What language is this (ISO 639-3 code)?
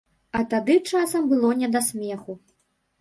bel